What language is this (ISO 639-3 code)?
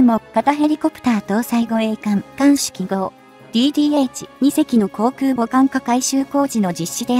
jpn